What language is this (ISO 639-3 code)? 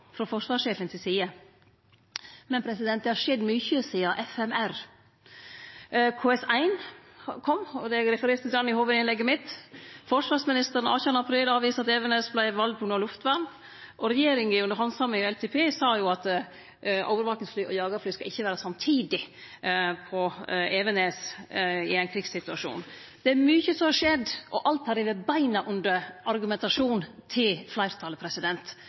nno